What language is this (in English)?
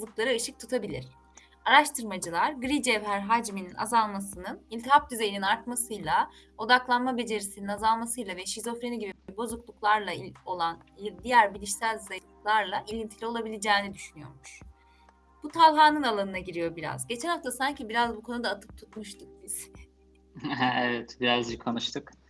Turkish